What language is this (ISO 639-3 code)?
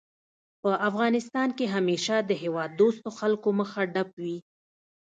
pus